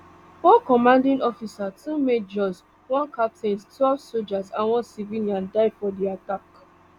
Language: Nigerian Pidgin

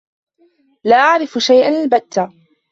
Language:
Arabic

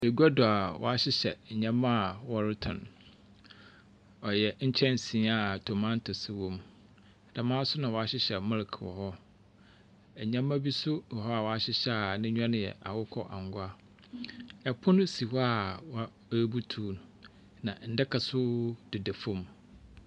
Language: Akan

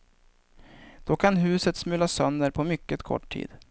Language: Swedish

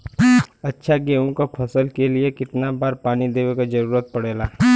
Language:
Bhojpuri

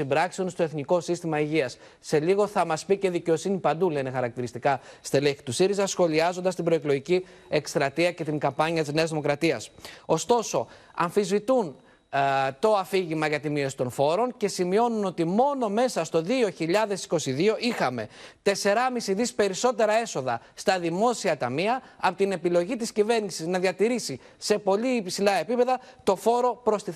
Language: Greek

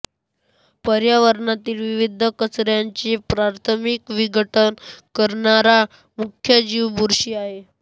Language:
Marathi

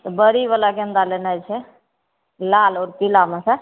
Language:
Maithili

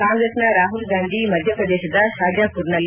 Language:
Kannada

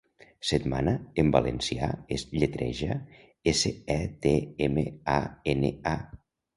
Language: Catalan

